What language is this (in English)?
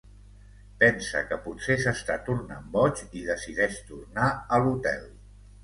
Catalan